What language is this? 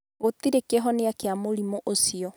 Kikuyu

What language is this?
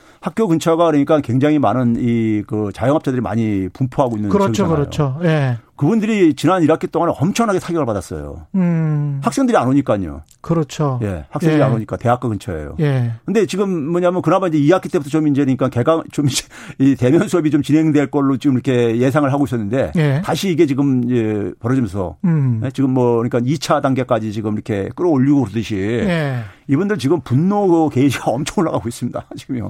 Korean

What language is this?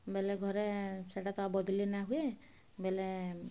Odia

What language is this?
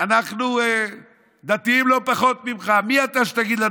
Hebrew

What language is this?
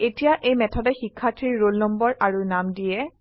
Assamese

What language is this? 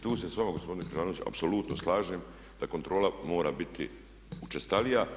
Croatian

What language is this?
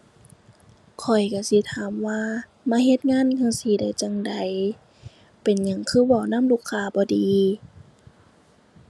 Thai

